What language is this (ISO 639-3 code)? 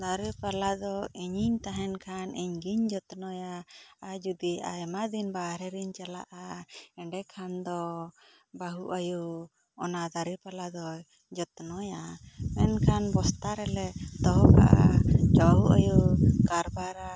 sat